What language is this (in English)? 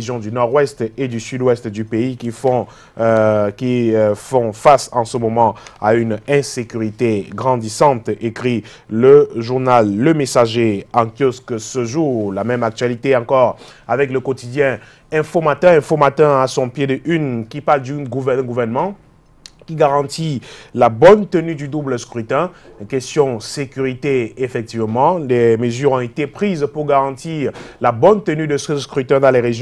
French